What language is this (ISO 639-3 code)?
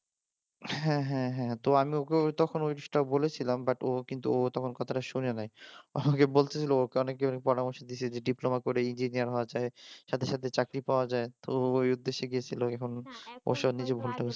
ben